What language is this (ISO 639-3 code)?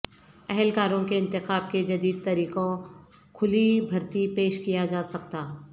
urd